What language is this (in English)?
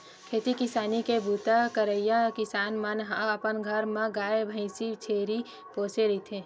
Chhattisgarhi